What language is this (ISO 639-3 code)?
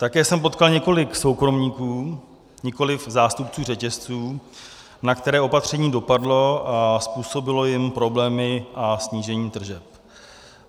ces